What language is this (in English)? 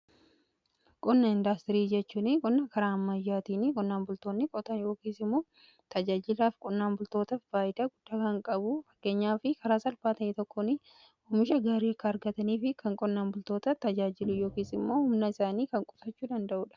Oromo